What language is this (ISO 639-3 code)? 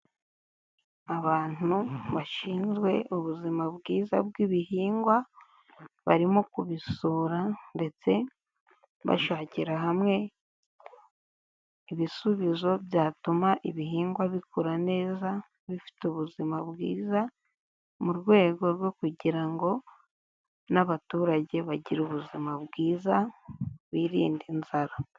kin